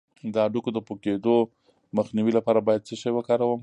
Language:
Pashto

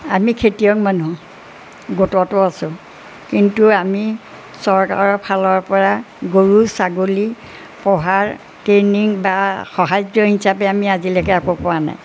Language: Assamese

